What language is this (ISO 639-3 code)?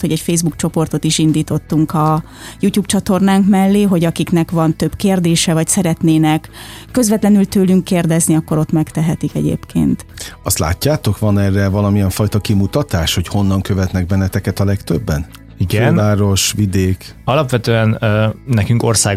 hun